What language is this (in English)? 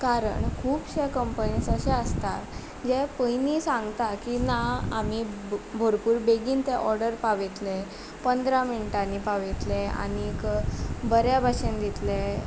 Konkani